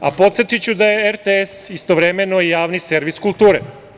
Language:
Serbian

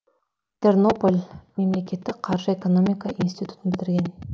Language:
Kazakh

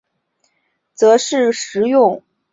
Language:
Chinese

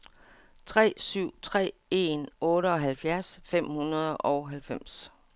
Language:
Danish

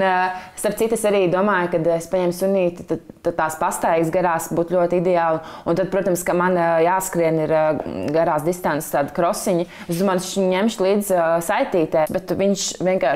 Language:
Latvian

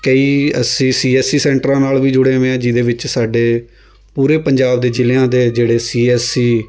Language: Punjabi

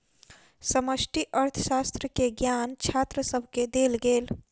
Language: Maithili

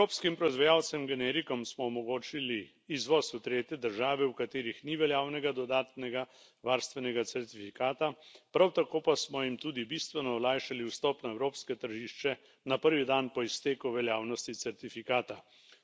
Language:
Slovenian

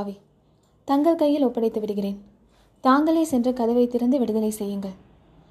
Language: Tamil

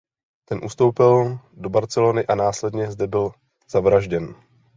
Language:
Czech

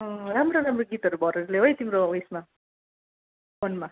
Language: Nepali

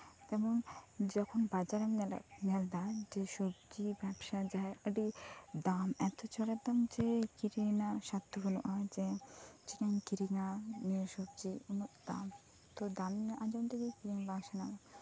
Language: Santali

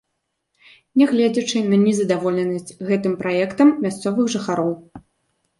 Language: Belarusian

